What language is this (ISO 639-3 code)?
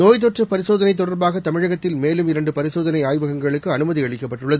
tam